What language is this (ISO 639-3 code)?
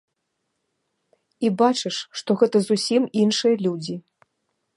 bel